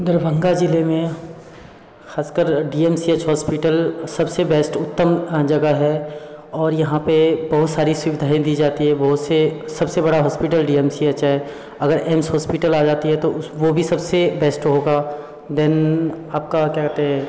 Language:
Hindi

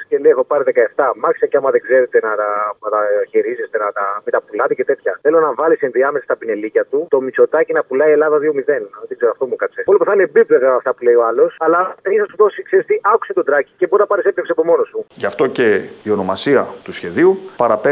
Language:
Greek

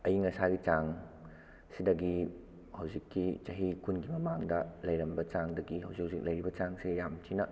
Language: Manipuri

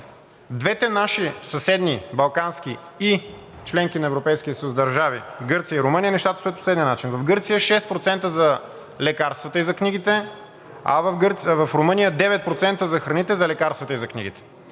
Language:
Bulgarian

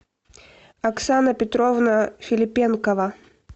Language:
Russian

